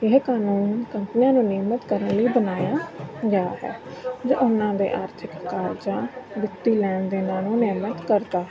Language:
Punjabi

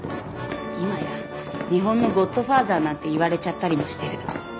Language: Japanese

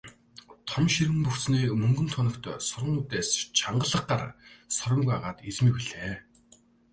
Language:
Mongolian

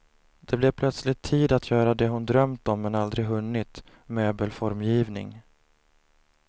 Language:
Swedish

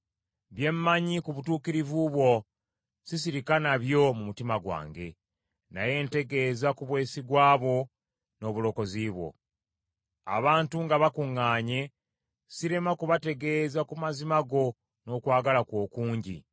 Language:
Ganda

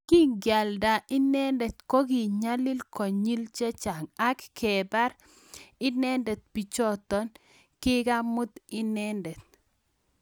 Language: Kalenjin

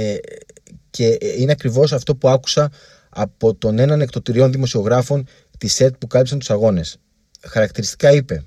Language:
Greek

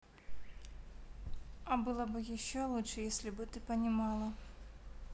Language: Russian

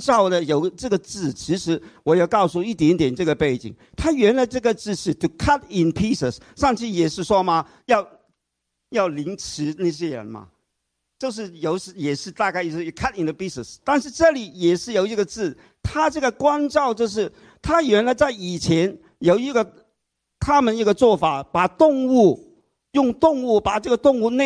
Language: Chinese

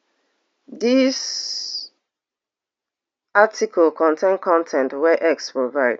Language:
Nigerian Pidgin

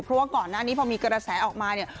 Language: Thai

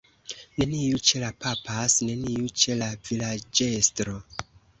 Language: Esperanto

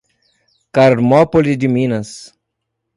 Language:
Portuguese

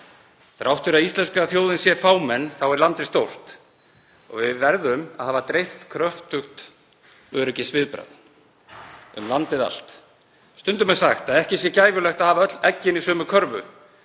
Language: Icelandic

